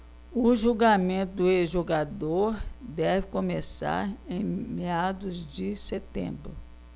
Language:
Portuguese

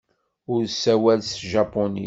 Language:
Kabyle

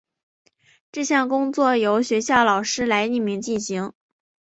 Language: Chinese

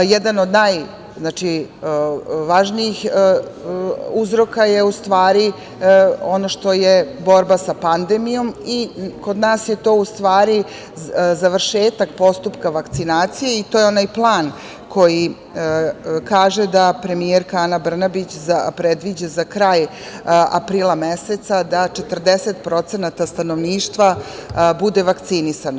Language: Serbian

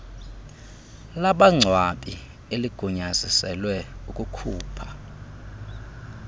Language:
Xhosa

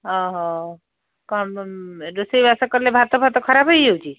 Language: Odia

